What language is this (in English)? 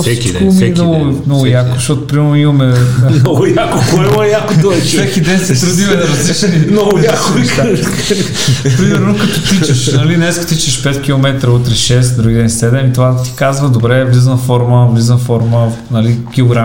Bulgarian